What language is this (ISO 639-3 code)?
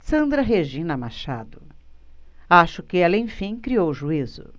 por